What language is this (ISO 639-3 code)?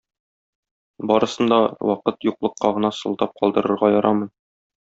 tat